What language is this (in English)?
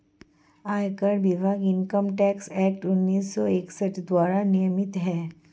Hindi